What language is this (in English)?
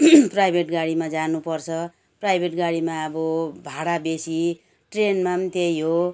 Nepali